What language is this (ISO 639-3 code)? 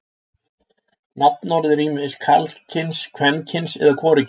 isl